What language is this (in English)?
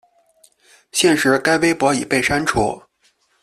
Chinese